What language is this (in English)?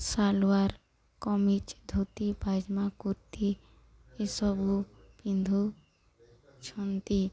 Odia